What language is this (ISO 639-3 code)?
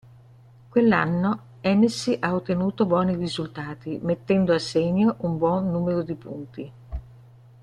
ita